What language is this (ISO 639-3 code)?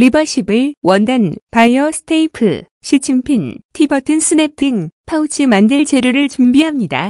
kor